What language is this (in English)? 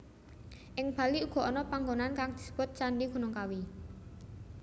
Javanese